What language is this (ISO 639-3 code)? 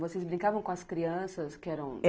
por